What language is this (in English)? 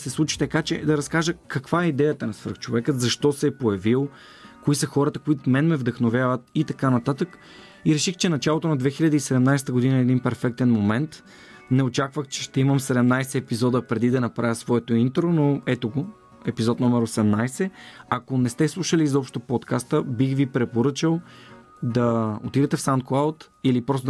Bulgarian